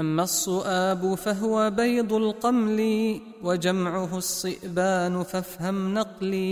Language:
Arabic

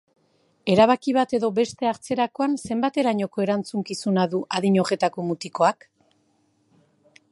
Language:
Basque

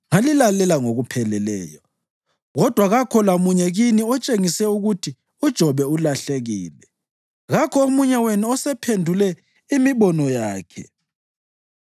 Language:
North Ndebele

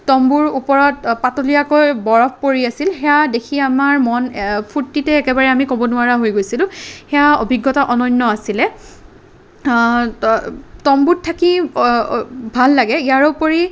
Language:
Assamese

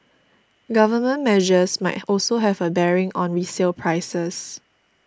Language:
English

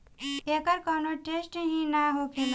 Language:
Bhojpuri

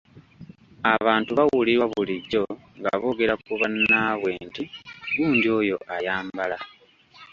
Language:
Ganda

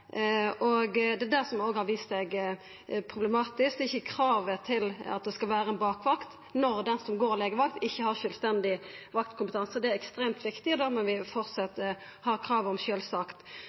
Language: Norwegian Nynorsk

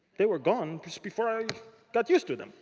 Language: English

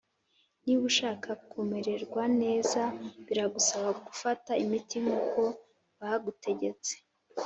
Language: Kinyarwanda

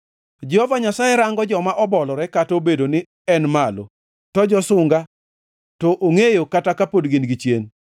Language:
Luo (Kenya and Tanzania)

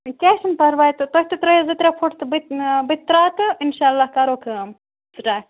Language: Kashmiri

